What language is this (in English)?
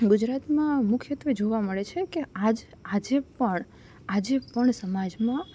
Gujarati